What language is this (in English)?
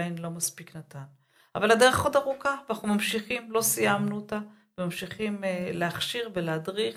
Hebrew